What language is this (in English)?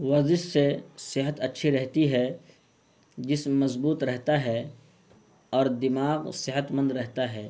Urdu